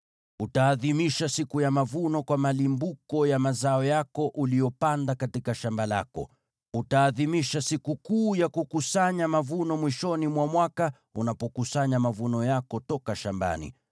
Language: Swahili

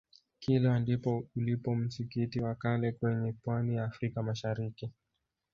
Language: Swahili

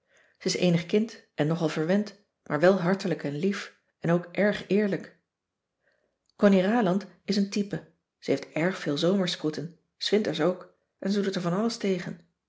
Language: Dutch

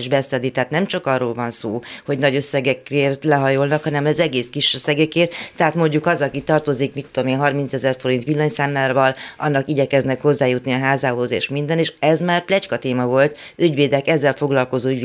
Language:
Hungarian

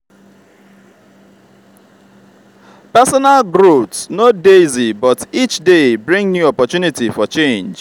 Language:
Nigerian Pidgin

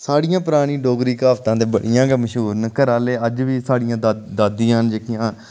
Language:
Dogri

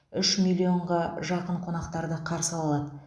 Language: Kazakh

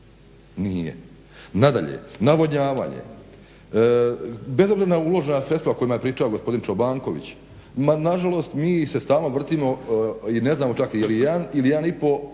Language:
Croatian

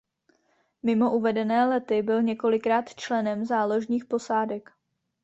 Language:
Czech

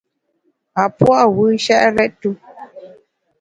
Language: Bamun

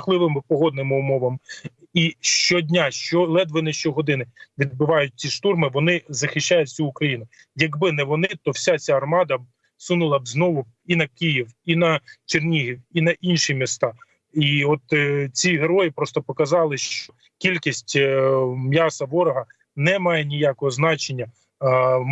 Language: Ukrainian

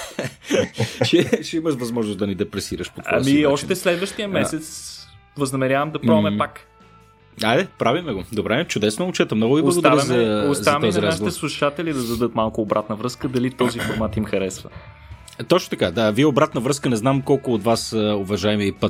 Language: Bulgarian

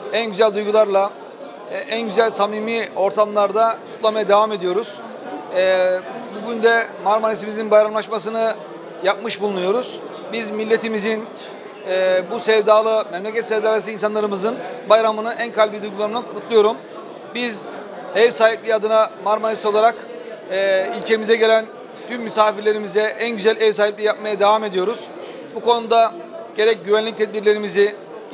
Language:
Turkish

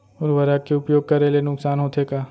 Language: Chhattisgarhi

